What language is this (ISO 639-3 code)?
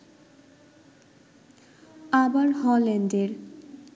ben